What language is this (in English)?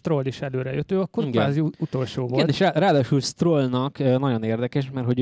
Hungarian